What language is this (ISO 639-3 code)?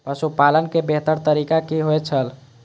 mai